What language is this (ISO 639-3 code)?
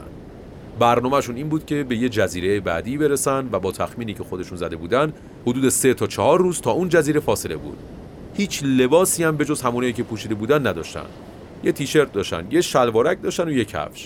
fas